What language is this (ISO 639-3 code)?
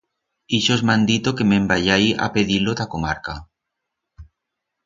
arg